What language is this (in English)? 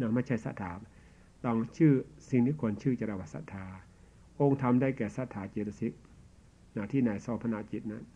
Thai